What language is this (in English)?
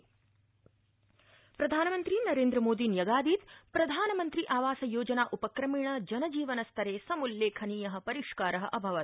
Sanskrit